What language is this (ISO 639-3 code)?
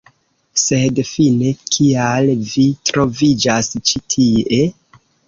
epo